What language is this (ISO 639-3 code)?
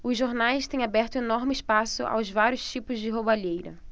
por